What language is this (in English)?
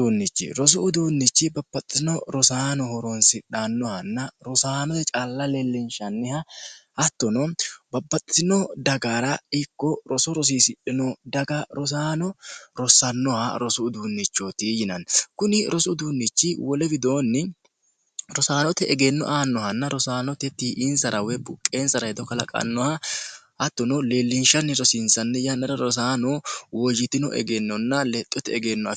Sidamo